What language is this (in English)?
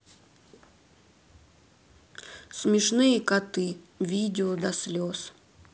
Russian